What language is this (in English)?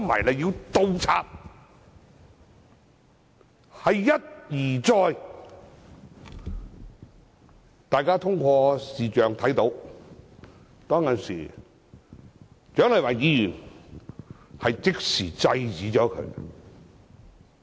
Cantonese